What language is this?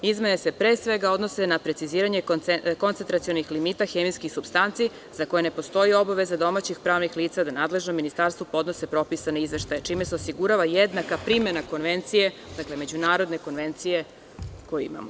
Serbian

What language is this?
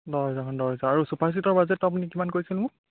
Assamese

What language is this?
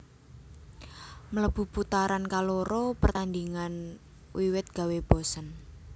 Javanese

